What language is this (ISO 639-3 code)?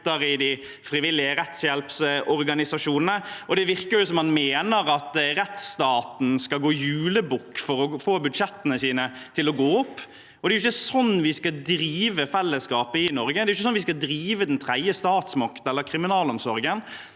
nor